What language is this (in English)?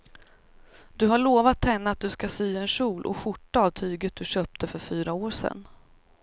Swedish